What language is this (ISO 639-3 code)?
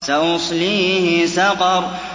ara